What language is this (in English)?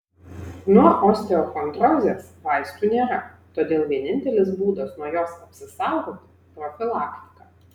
Lithuanian